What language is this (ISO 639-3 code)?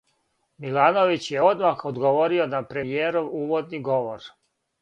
srp